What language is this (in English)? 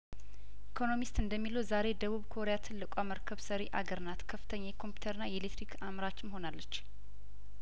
Amharic